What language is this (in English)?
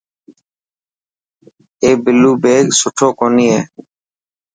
Dhatki